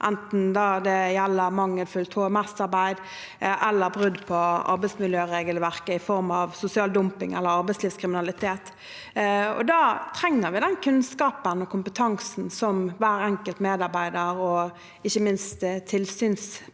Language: Norwegian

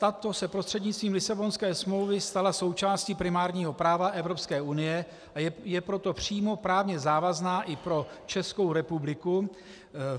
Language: Czech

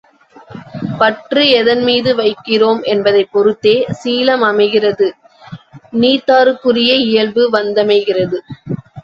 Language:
Tamil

